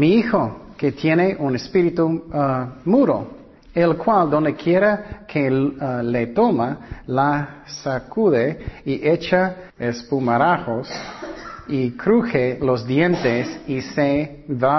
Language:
Spanish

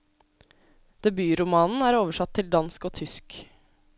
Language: Norwegian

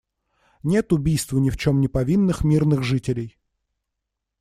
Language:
Russian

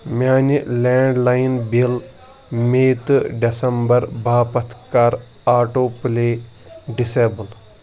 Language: Kashmiri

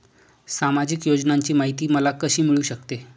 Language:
Marathi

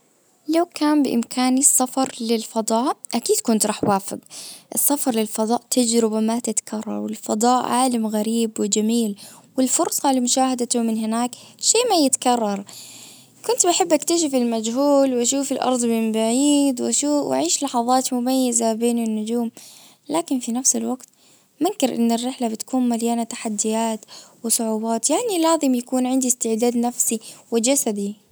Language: Najdi Arabic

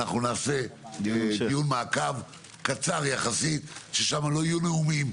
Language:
Hebrew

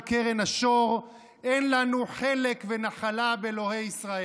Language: Hebrew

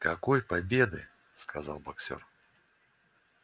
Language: Russian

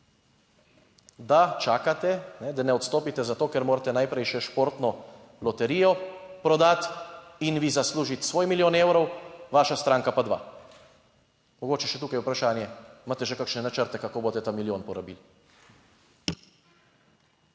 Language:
Slovenian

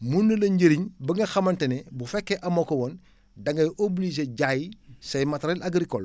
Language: Wolof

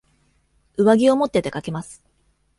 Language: Japanese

